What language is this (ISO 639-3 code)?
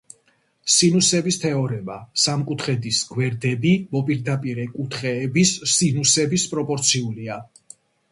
kat